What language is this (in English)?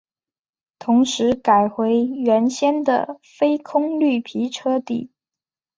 Chinese